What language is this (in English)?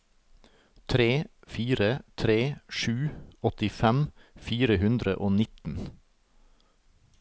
Norwegian